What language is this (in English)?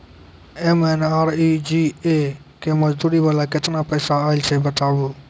Maithili